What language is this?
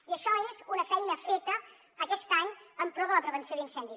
Catalan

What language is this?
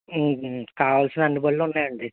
Telugu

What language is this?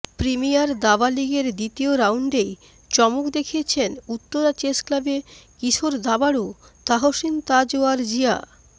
Bangla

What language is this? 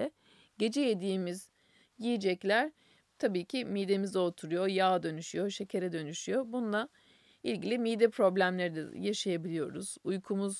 Turkish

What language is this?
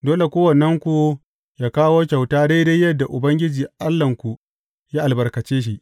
Hausa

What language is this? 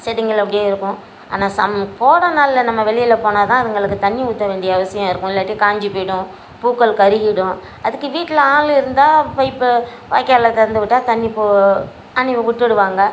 Tamil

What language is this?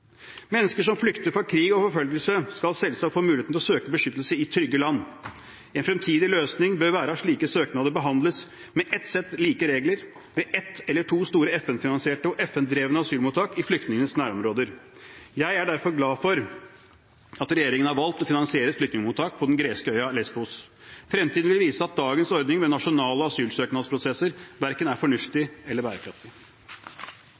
Norwegian Bokmål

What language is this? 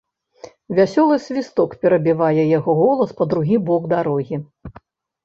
Belarusian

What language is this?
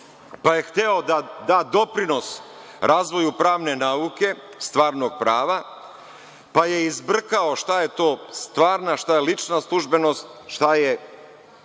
Serbian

